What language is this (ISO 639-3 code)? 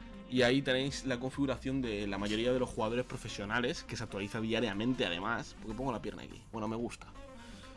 spa